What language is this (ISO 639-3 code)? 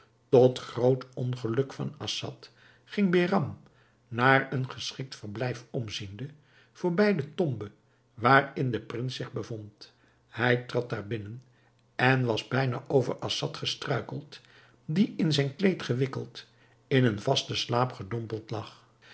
nld